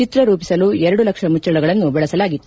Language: Kannada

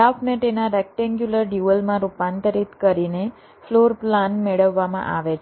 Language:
Gujarati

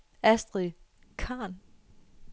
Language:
Danish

